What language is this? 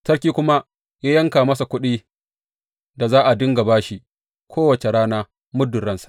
Hausa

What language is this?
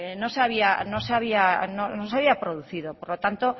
Spanish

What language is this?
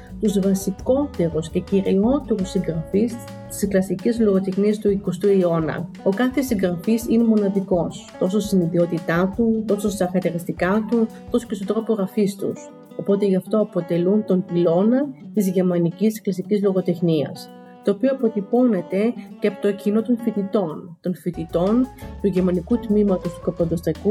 Greek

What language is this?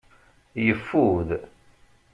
Kabyle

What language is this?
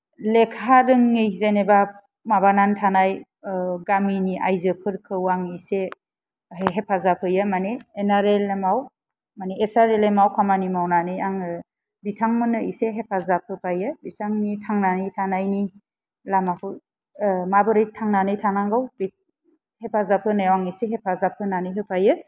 Bodo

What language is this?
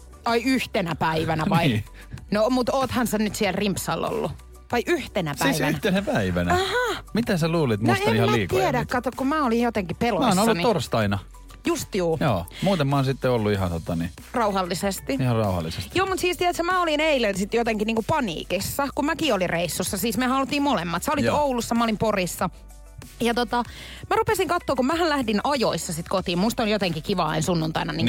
Finnish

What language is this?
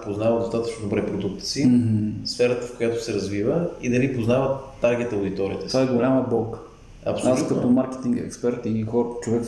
Bulgarian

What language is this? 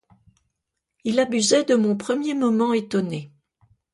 French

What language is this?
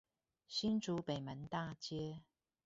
Chinese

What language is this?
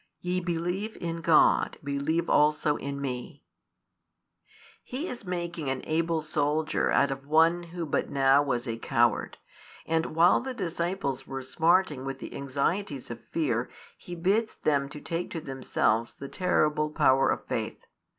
English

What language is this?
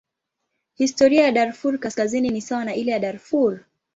Swahili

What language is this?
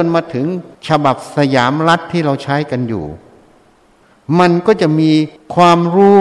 Thai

